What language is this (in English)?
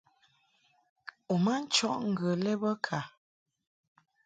Mungaka